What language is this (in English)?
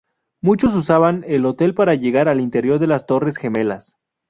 Spanish